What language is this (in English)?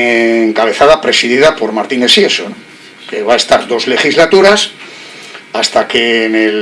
Spanish